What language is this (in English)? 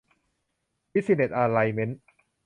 Thai